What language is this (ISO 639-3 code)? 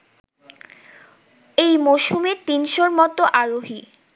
ben